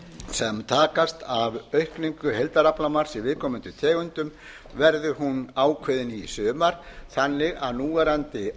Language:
Icelandic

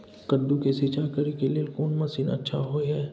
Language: Maithili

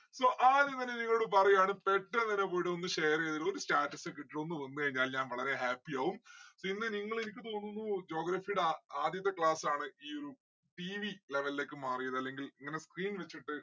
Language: Malayalam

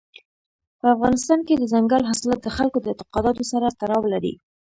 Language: Pashto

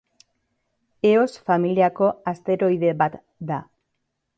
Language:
Basque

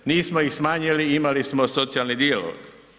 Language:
Croatian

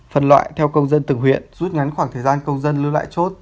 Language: Vietnamese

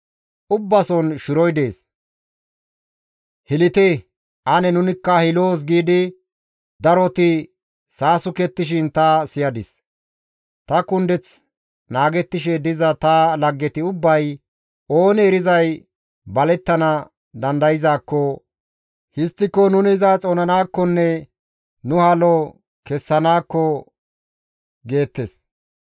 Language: Gamo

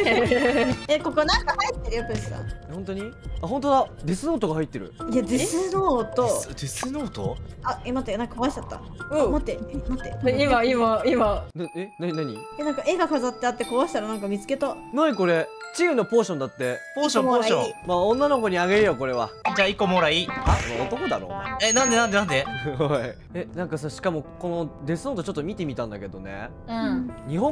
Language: Japanese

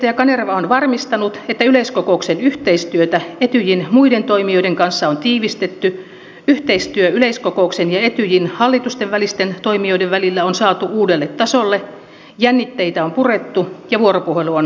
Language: Finnish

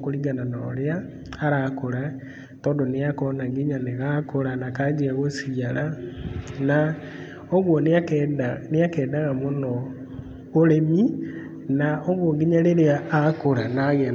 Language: Kikuyu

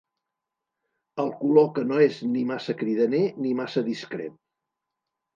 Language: Catalan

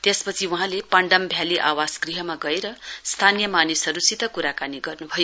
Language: Nepali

